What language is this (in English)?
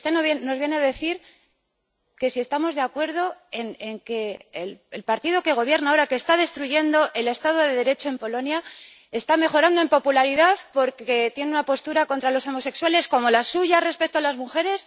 Spanish